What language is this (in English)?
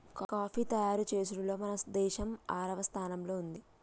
Telugu